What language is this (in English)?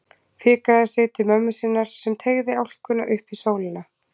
Icelandic